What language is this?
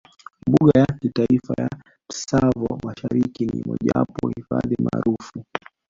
Swahili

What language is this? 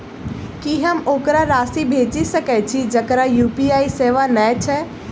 Maithili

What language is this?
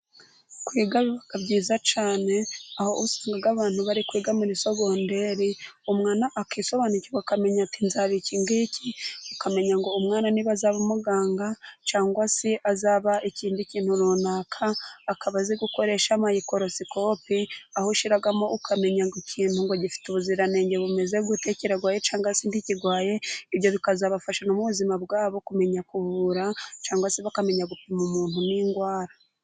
Kinyarwanda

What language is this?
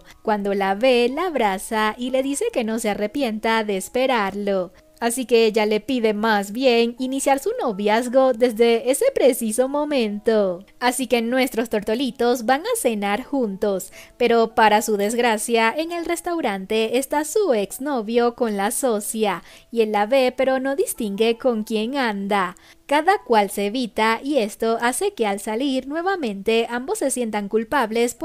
Spanish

